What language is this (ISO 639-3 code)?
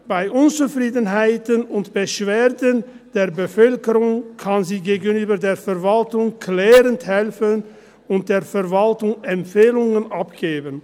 gsw